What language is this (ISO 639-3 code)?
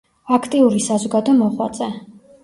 kat